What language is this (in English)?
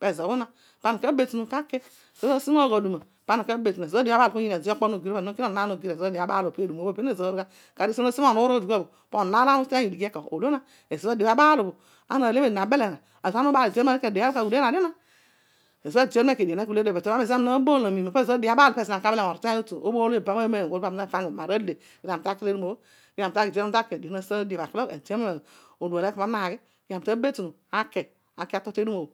Odual